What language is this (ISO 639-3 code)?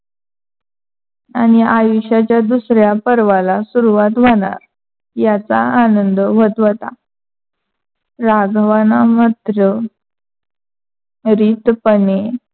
mar